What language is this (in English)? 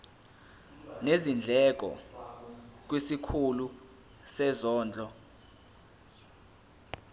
Zulu